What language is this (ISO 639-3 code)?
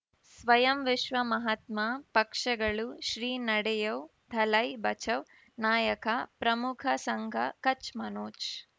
kan